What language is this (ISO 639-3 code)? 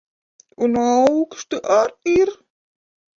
lav